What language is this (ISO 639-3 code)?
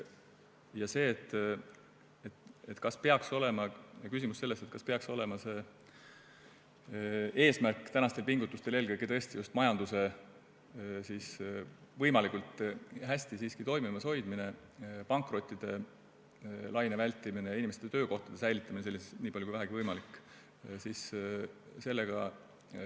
est